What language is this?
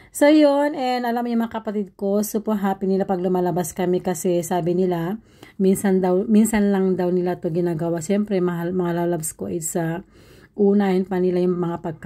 Filipino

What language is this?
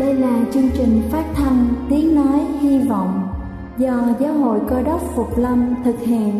Vietnamese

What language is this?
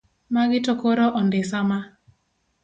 Luo (Kenya and Tanzania)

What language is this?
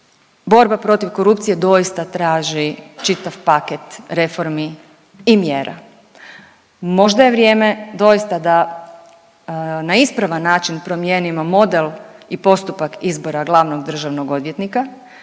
Croatian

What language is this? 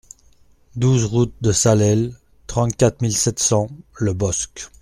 French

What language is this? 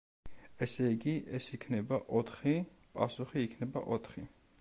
Georgian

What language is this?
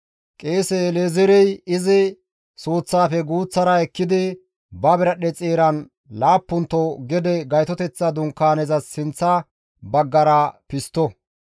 Gamo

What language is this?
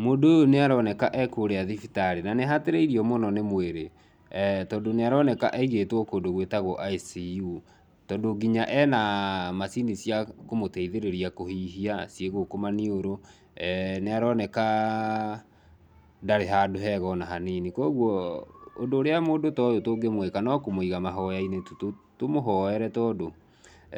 Kikuyu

